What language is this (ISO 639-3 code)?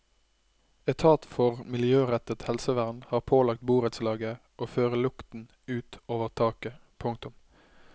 nor